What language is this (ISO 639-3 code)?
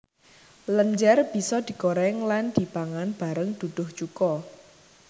jav